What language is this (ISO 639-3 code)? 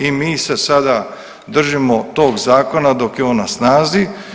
hrv